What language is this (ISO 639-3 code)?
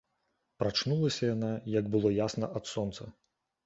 bel